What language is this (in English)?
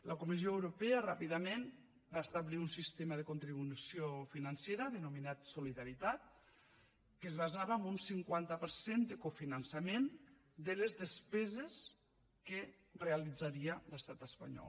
Catalan